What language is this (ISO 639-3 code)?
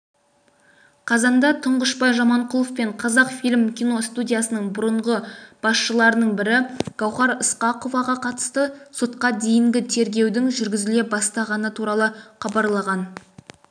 kaz